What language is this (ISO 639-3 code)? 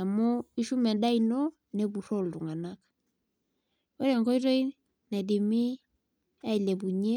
mas